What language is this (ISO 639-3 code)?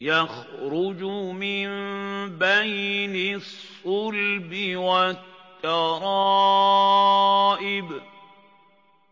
ara